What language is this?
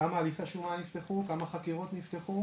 Hebrew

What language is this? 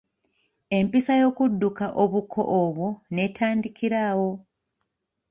Ganda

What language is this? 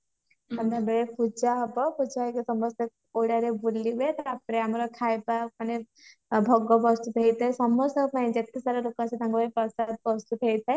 Odia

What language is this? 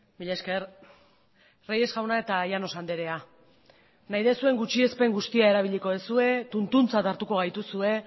Basque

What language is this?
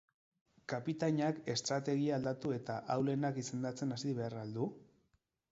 Basque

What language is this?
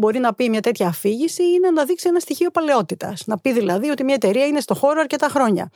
Greek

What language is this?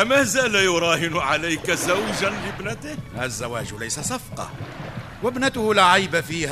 Arabic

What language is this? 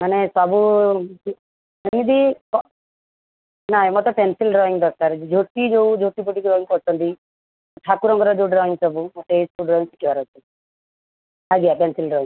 Odia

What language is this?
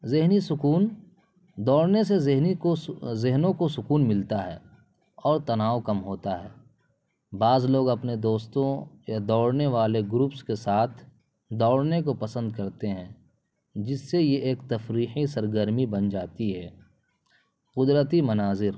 Urdu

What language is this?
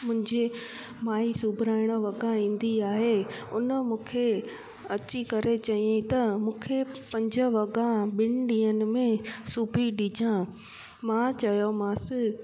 Sindhi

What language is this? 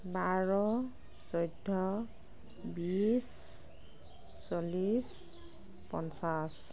Assamese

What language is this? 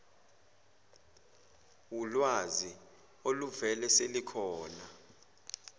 Zulu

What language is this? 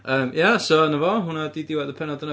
Welsh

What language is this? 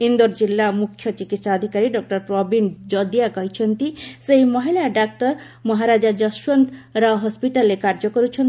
Odia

